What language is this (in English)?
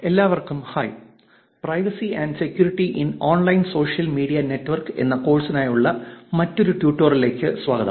Malayalam